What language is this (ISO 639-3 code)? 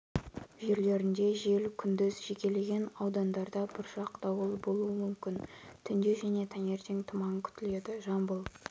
kaz